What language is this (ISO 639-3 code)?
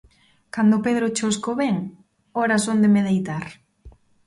glg